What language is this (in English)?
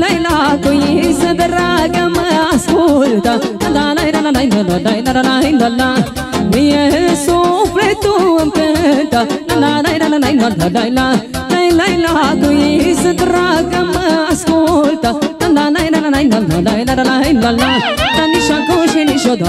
Romanian